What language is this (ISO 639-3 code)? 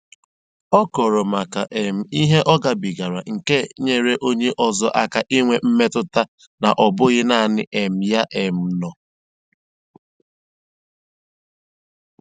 ibo